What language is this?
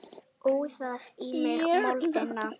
Icelandic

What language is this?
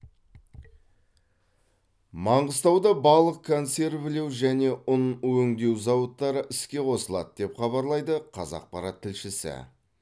Kazakh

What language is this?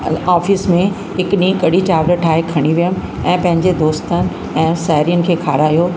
Sindhi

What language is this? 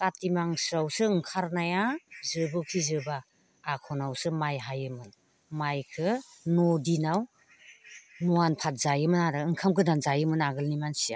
Bodo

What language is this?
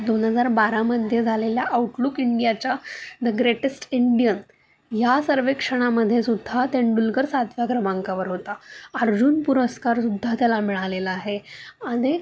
Marathi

